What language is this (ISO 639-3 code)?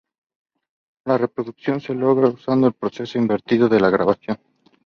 spa